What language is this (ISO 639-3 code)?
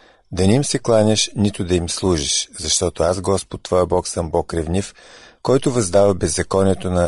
bul